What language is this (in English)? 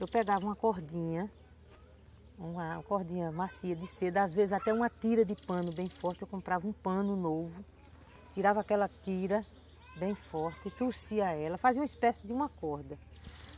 Portuguese